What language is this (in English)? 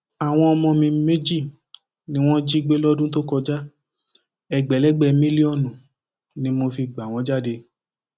Yoruba